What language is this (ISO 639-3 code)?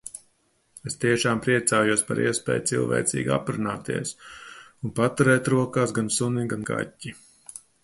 lav